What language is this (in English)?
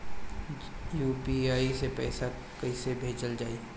Bhojpuri